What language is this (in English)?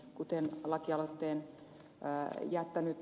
Finnish